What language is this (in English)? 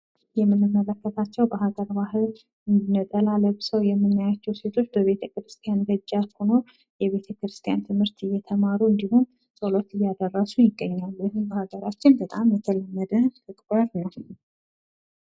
Amharic